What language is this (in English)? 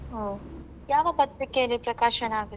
Kannada